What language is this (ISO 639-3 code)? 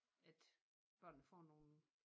dan